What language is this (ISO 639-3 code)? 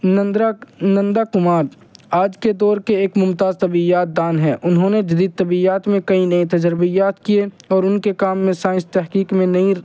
urd